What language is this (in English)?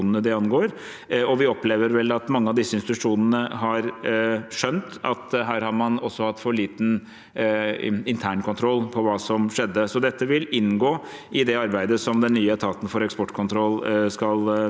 Norwegian